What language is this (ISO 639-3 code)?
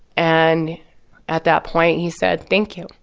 eng